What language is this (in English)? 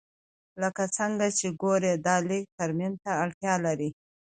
Pashto